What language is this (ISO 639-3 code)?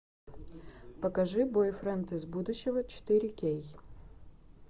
rus